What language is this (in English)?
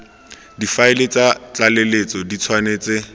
Tswana